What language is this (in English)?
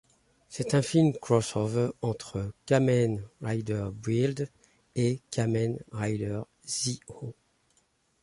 French